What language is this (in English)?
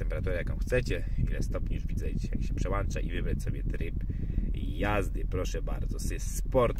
Polish